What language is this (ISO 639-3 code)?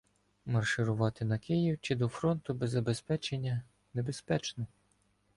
ukr